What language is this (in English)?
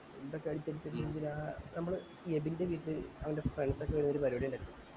Malayalam